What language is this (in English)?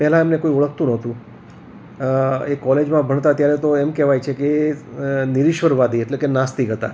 Gujarati